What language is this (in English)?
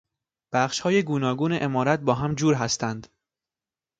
Persian